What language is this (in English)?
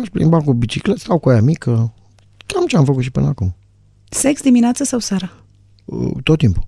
Romanian